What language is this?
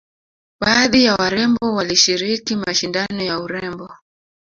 Swahili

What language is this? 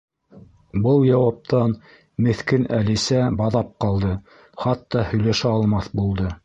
Bashkir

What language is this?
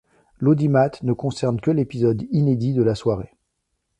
French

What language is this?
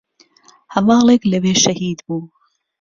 Central Kurdish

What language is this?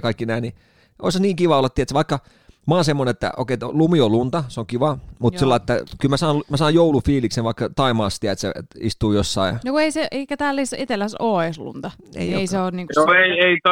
Finnish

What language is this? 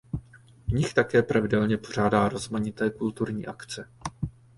Czech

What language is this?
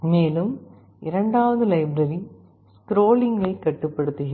Tamil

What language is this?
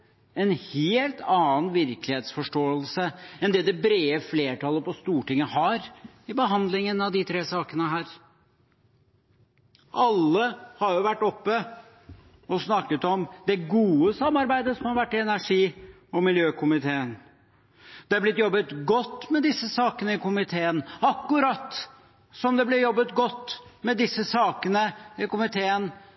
Norwegian Bokmål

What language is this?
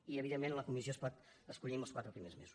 Catalan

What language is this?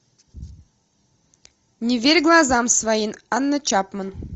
Russian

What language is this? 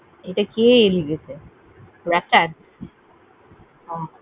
Bangla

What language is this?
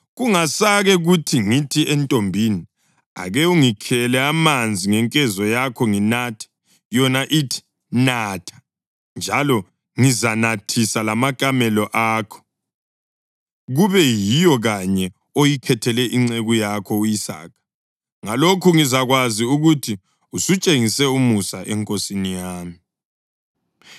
North Ndebele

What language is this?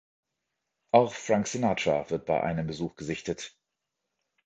German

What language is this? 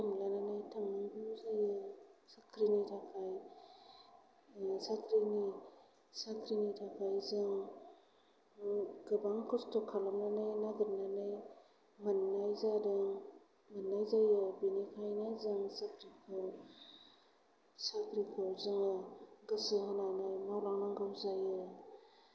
Bodo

